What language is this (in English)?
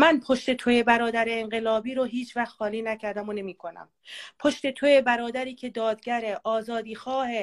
Persian